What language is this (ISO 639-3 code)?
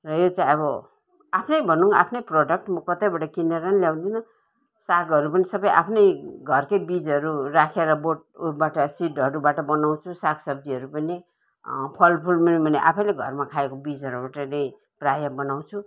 nep